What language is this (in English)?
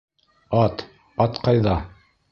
Bashkir